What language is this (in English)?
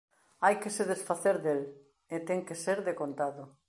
Galician